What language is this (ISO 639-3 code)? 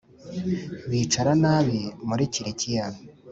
kin